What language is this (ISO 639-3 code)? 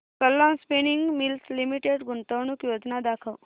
mar